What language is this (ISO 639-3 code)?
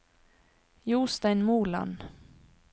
nor